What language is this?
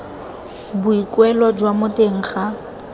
Tswana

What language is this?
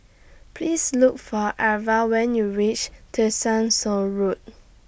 English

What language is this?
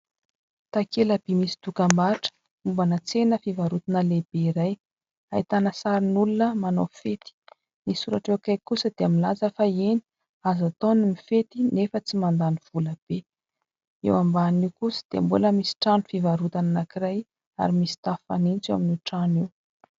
Malagasy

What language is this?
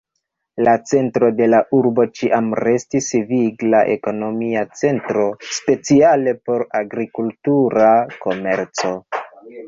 Esperanto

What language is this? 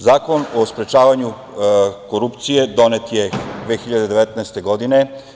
Serbian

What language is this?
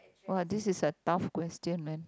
English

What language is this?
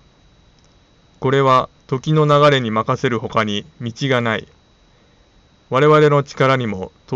Japanese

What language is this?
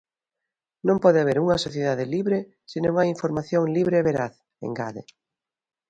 Galician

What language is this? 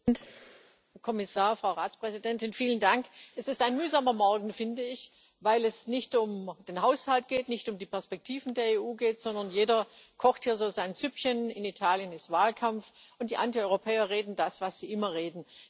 German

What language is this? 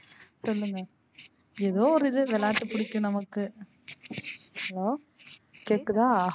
Tamil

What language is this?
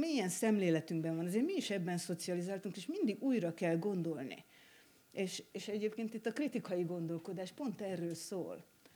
Hungarian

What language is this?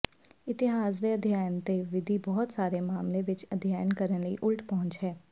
Punjabi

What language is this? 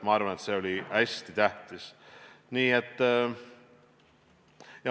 Estonian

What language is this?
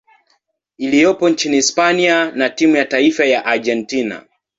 Swahili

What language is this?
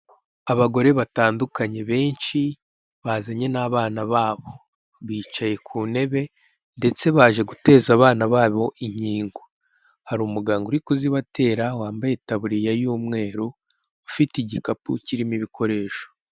Kinyarwanda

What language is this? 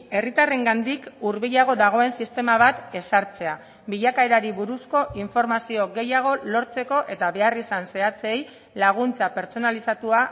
Basque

